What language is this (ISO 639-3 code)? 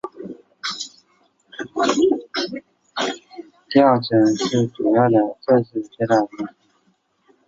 zho